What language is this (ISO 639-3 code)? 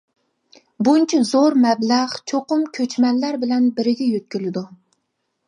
uig